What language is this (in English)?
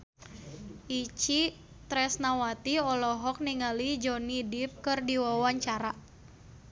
Sundanese